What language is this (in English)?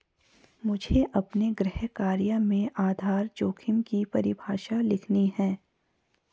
Hindi